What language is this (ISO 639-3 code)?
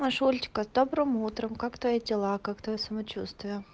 rus